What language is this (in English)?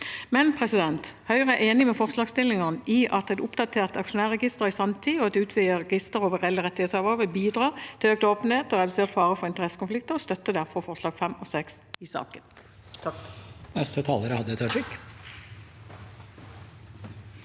Norwegian